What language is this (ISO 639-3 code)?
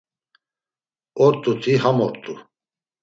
lzz